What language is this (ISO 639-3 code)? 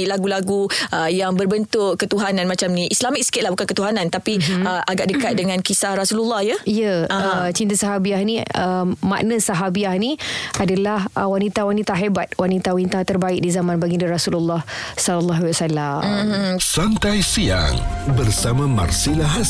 msa